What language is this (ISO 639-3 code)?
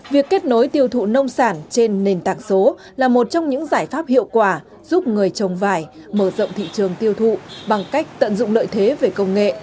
vie